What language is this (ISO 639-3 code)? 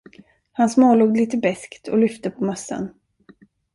swe